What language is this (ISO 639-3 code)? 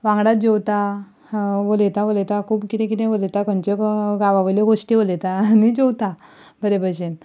kok